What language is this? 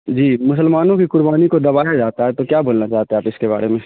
Urdu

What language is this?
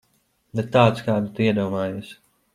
Latvian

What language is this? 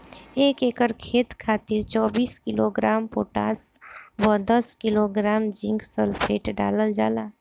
Bhojpuri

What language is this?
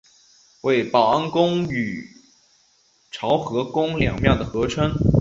Chinese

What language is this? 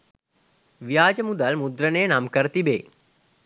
Sinhala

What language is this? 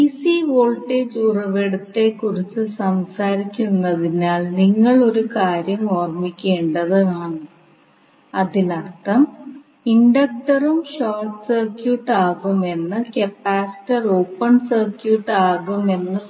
Malayalam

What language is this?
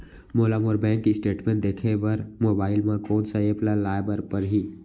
Chhattisgarhi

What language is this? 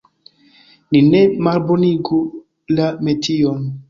Esperanto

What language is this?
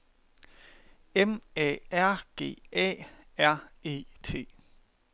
Danish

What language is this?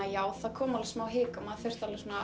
Icelandic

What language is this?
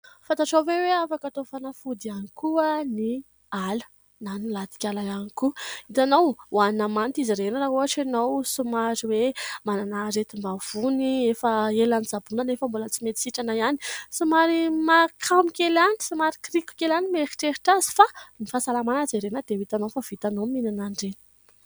Malagasy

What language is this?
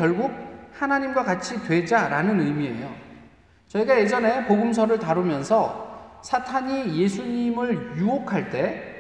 Korean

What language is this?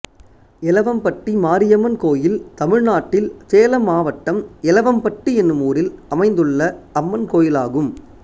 Tamil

